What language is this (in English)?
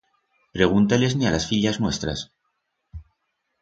Aragonese